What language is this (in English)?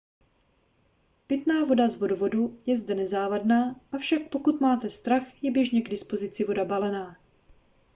Czech